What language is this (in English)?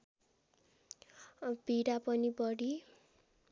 Nepali